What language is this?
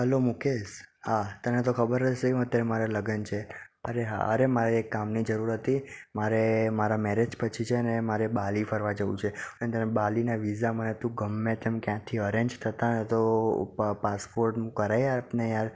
Gujarati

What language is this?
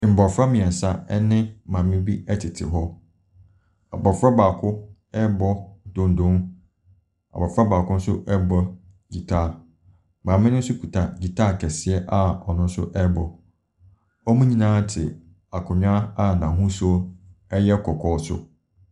Akan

